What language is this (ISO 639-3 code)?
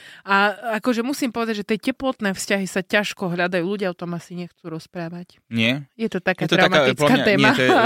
slk